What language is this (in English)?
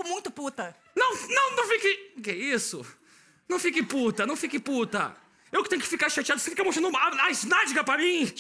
Portuguese